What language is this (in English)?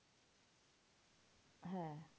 Bangla